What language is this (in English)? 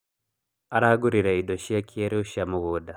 Kikuyu